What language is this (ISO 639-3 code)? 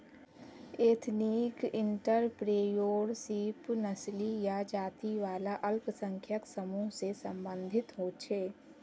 mag